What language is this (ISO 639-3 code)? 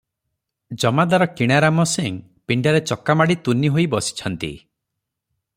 ori